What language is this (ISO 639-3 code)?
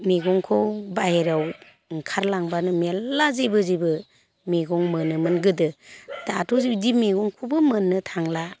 brx